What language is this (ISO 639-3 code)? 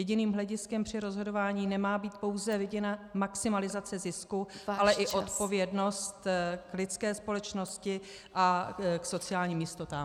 ces